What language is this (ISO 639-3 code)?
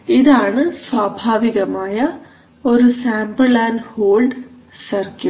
mal